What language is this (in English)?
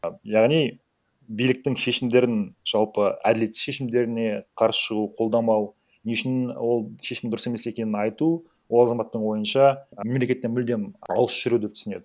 Kazakh